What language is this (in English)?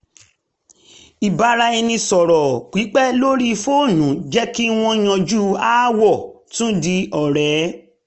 Yoruba